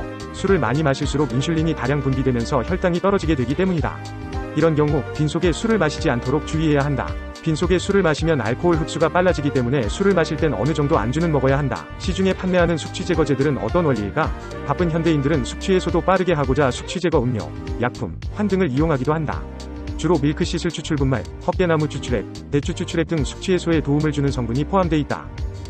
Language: Korean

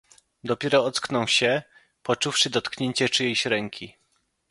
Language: Polish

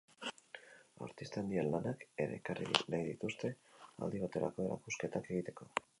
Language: Basque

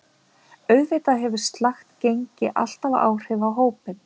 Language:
Icelandic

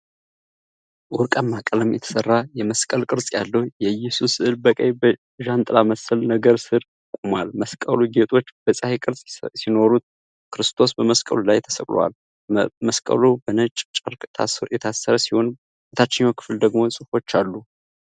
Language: Amharic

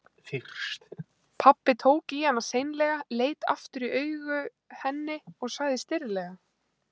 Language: Icelandic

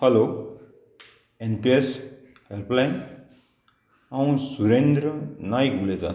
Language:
Konkani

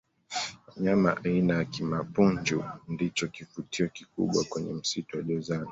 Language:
Swahili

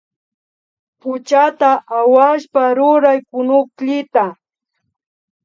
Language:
Imbabura Highland Quichua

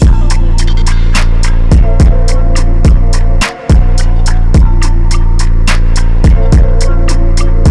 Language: English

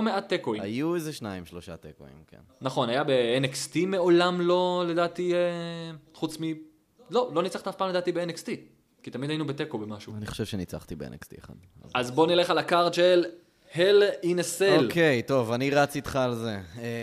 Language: Hebrew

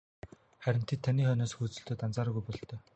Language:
Mongolian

